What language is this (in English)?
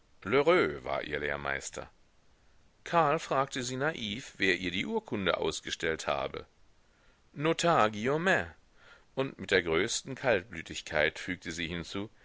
German